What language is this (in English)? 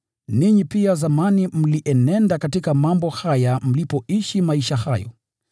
Swahili